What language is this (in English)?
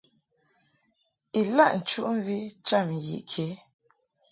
Mungaka